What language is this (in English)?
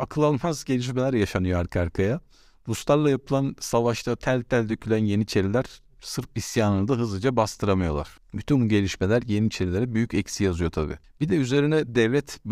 Turkish